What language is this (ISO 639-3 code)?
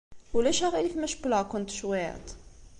kab